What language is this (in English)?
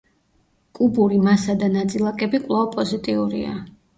Georgian